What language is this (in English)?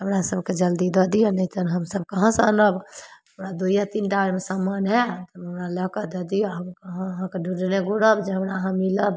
Maithili